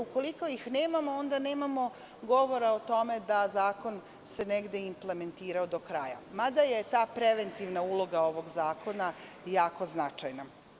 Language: Serbian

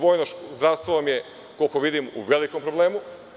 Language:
Serbian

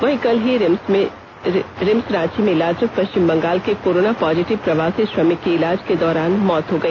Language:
Hindi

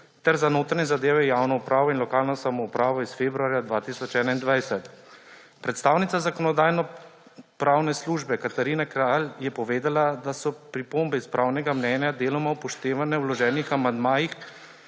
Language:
Slovenian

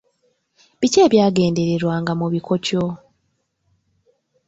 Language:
Ganda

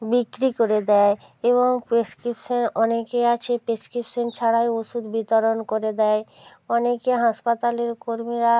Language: Bangla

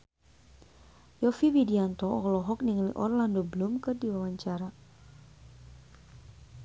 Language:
Sundanese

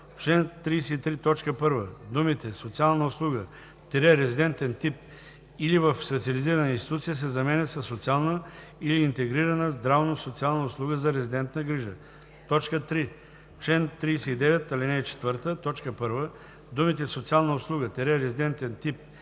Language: Bulgarian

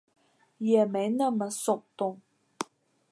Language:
Chinese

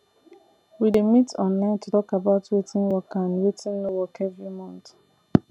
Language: Nigerian Pidgin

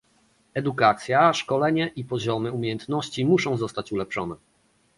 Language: Polish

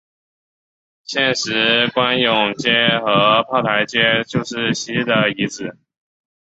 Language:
Chinese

